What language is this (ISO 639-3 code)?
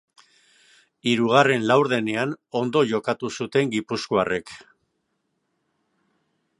eus